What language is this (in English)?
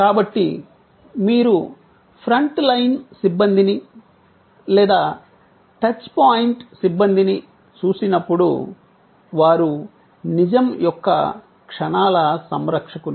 Telugu